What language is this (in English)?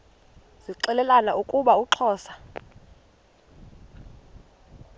Xhosa